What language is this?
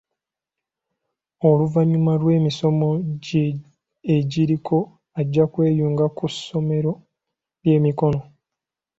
Ganda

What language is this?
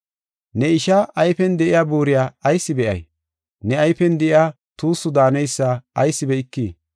Gofa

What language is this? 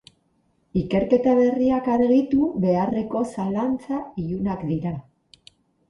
Basque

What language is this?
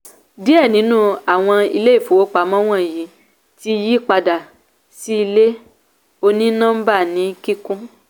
Yoruba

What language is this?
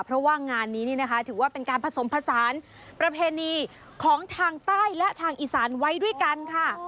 Thai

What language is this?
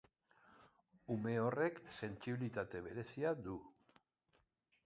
Basque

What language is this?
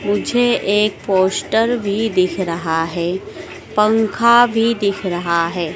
Hindi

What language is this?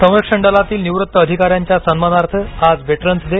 Marathi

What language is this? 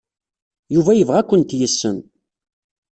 Kabyle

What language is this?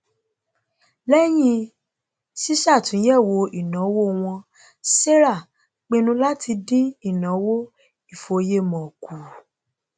Yoruba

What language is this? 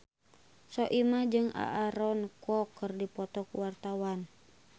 Sundanese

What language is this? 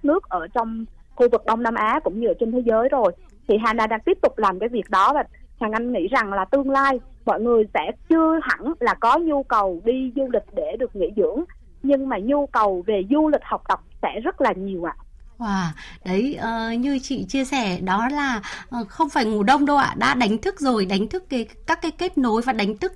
Vietnamese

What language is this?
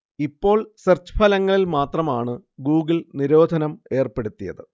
Malayalam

